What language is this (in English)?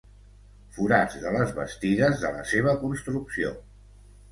Catalan